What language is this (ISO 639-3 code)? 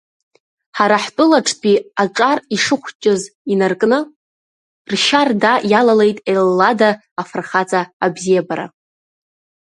abk